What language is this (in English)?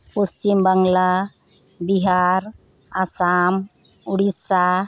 Santali